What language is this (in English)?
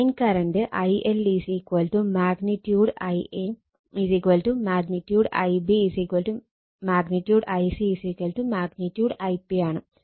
Malayalam